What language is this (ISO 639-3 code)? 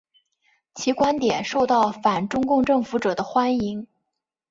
zho